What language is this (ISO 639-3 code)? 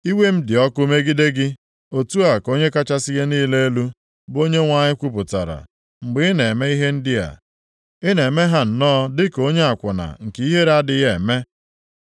ibo